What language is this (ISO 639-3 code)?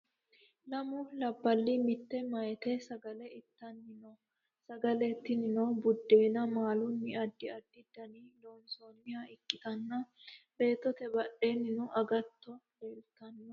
sid